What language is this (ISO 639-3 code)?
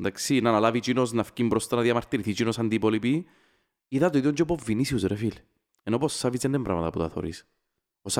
ell